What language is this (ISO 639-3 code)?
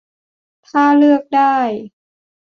tha